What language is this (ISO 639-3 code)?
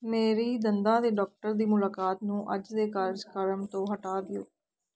pan